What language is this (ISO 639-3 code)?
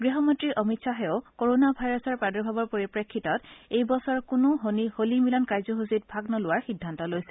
asm